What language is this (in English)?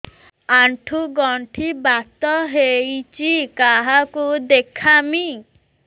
Odia